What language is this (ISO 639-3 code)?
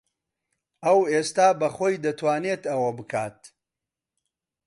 ckb